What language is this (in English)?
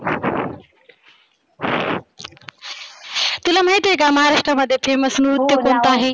Marathi